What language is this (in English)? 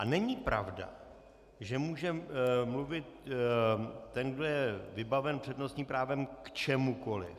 Czech